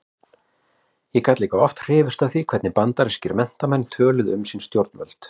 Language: Icelandic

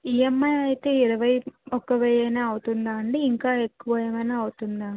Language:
Telugu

